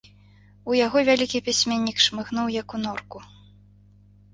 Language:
Belarusian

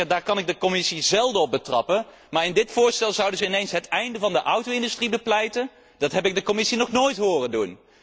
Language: Dutch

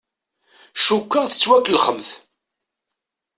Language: Kabyle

